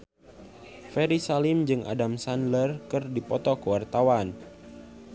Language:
Sundanese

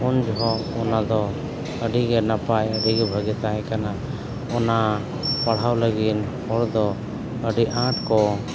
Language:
Santali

